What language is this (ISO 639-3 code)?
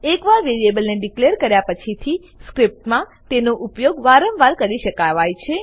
guj